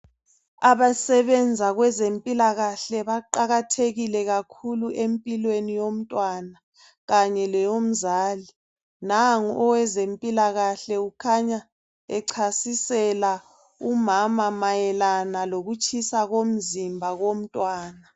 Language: North Ndebele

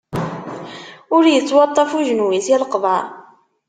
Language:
Kabyle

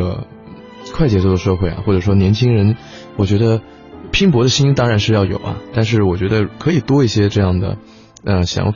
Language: Chinese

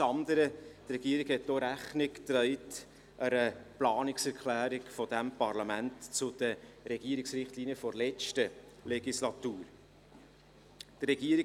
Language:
Swiss German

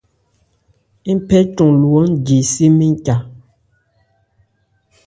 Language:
Ebrié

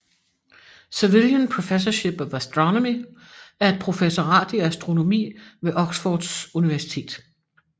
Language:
Danish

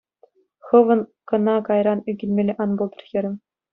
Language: Chuvash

